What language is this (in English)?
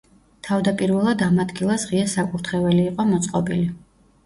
Georgian